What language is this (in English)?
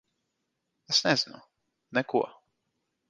Latvian